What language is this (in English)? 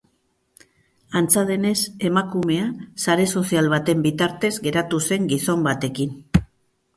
Basque